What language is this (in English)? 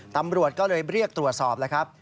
Thai